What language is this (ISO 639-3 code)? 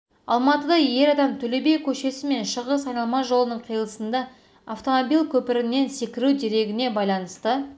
kaz